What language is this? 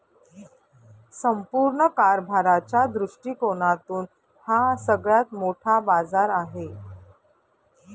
Marathi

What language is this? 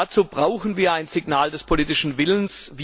German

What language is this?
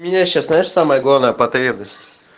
Russian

